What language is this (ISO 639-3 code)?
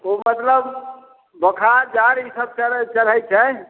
mai